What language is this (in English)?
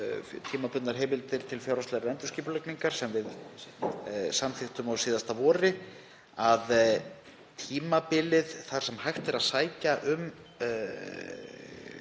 Icelandic